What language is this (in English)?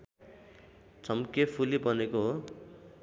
Nepali